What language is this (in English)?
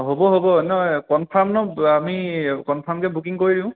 Assamese